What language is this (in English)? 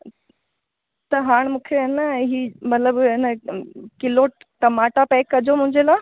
Sindhi